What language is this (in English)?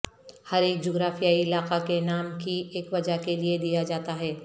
Urdu